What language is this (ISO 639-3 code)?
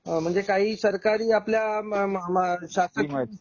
mar